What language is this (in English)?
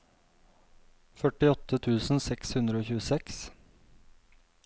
Norwegian